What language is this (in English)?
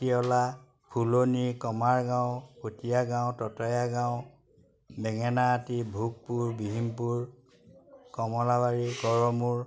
Assamese